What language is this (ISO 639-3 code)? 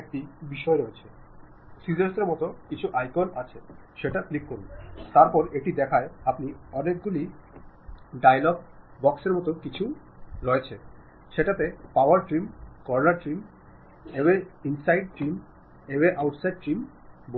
mal